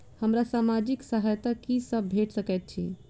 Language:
Maithili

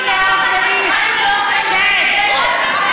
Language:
Hebrew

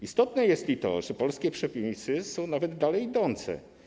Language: Polish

